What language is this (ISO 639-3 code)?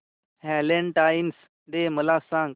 mar